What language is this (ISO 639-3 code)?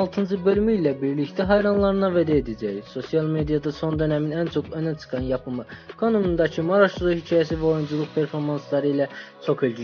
tur